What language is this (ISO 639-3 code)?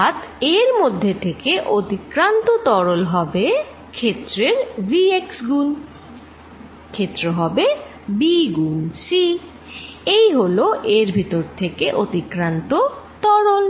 ben